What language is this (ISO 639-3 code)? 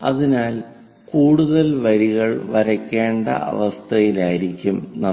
mal